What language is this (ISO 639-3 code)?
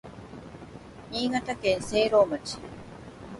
jpn